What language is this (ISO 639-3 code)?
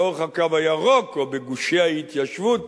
heb